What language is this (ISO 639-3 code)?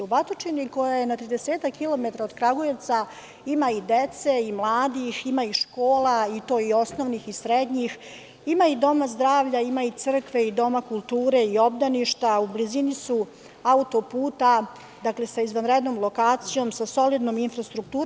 srp